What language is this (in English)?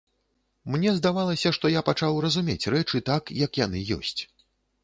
Belarusian